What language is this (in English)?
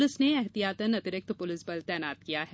Hindi